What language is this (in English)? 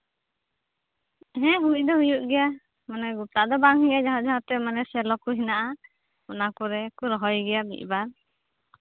Santali